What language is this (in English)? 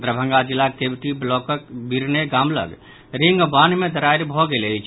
Maithili